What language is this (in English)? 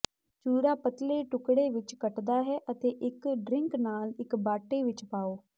Punjabi